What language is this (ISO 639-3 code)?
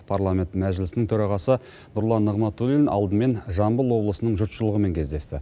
kaz